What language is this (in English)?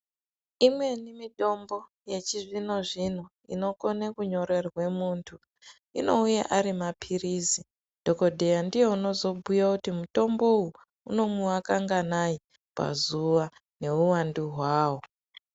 Ndau